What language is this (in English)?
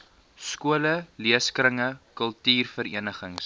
Afrikaans